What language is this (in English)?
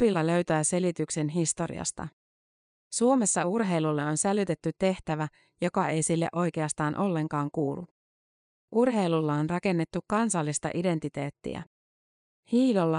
Finnish